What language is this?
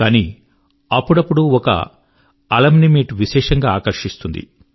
Telugu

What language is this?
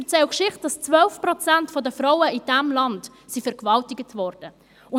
Swiss German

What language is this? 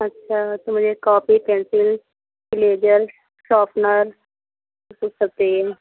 Hindi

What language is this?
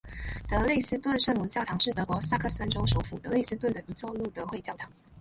Chinese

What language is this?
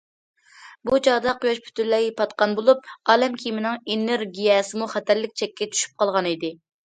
Uyghur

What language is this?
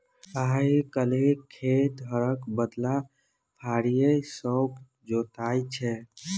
Maithili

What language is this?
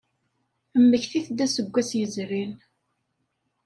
Kabyle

